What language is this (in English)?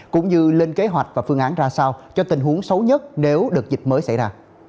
Vietnamese